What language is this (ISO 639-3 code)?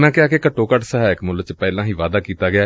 pan